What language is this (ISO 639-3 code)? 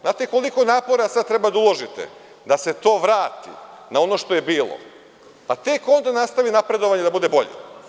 srp